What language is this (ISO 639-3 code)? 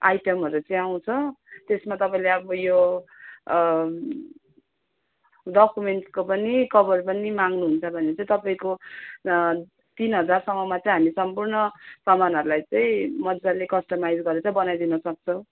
nep